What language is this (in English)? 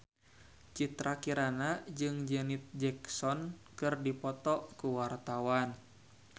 Sundanese